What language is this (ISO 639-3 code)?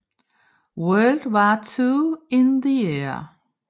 dan